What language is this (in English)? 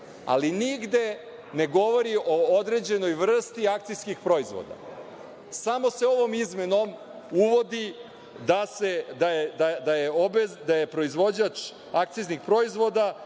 Serbian